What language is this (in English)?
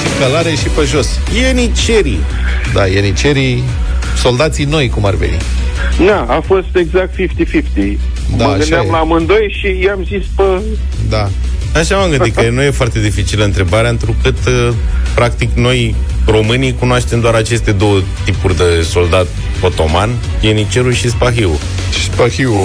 Romanian